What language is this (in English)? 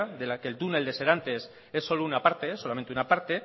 Spanish